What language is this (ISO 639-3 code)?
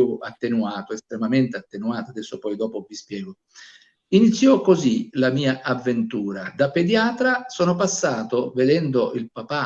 ita